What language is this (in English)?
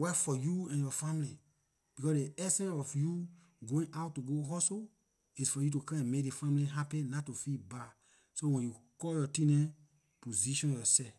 Liberian English